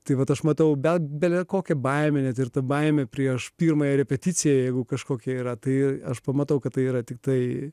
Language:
Lithuanian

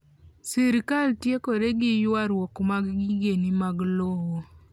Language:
Luo (Kenya and Tanzania)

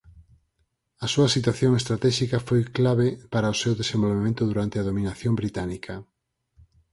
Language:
Galician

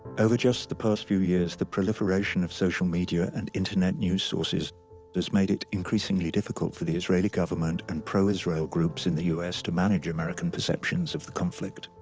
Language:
English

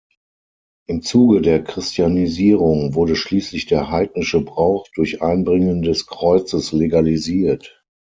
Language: German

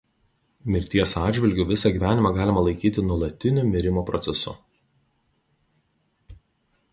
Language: Lithuanian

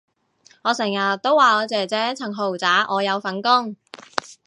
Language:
Cantonese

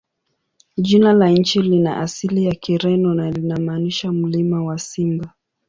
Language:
Swahili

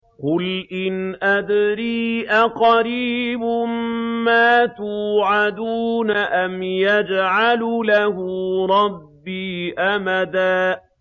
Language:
Arabic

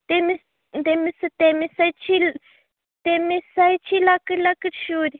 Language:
Kashmiri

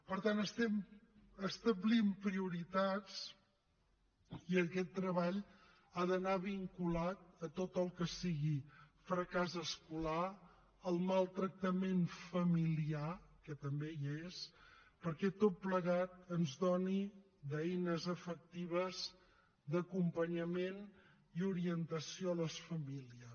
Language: Catalan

